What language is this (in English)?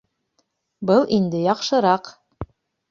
Bashkir